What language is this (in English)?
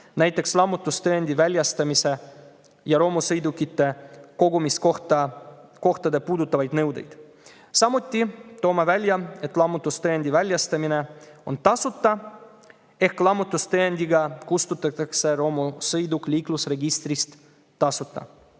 Estonian